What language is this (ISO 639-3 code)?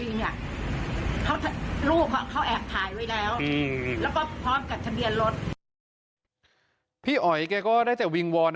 tha